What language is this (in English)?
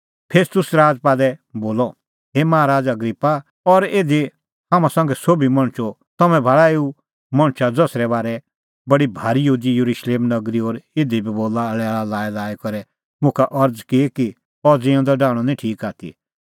Kullu Pahari